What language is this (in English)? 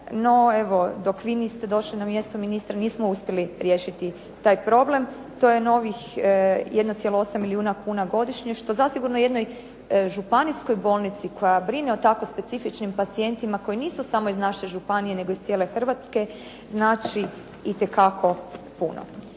Croatian